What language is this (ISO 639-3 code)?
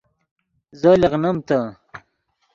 ydg